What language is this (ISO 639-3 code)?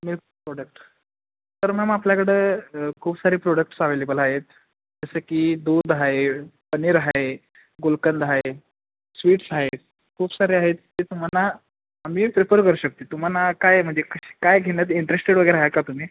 mar